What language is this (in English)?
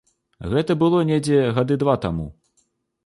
Belarusian